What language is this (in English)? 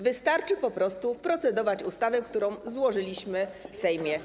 Polish